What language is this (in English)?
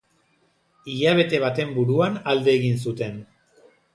Basque